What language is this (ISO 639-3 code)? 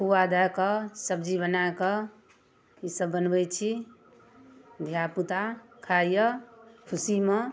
mai